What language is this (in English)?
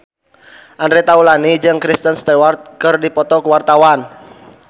Sundanese